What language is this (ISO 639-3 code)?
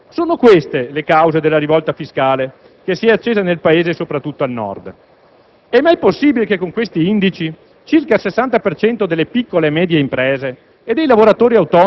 ita